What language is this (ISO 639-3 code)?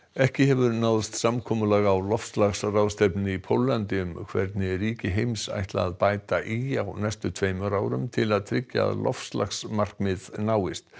isl